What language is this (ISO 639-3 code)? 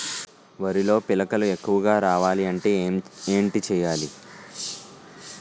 tel